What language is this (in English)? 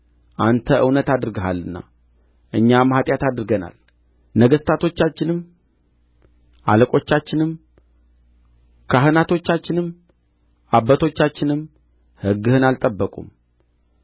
Amharic